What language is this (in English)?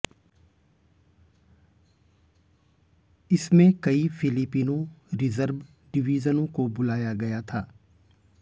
Hindi